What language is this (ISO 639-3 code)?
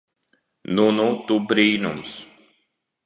lav